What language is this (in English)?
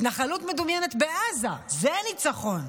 Hebrew